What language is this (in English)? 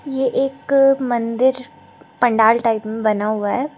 Hindi